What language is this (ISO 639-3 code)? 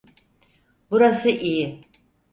tur